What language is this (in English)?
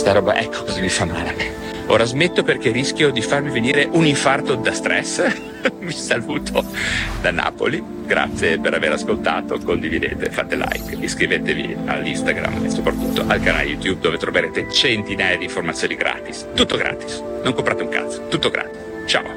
Italian